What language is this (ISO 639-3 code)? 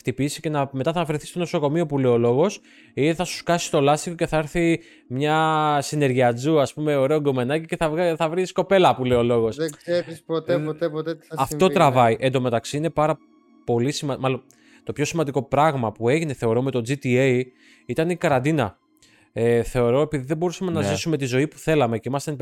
ell